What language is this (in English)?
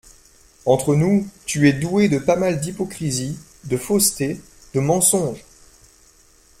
French